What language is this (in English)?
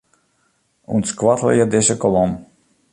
Western Frisian